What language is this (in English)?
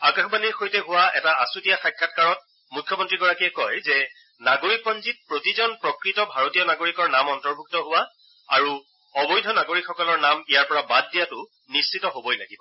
Assamese